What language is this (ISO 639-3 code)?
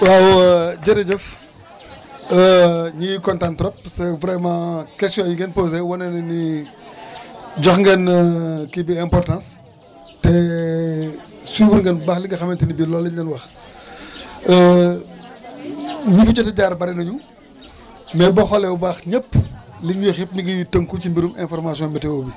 wol